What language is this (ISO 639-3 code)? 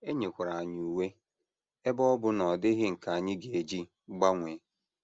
ibo